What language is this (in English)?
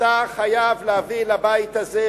Hebrew